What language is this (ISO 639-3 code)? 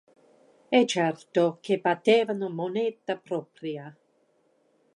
ita